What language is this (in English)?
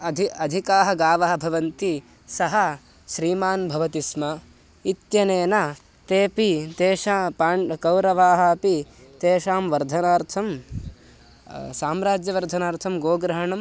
Sanskrit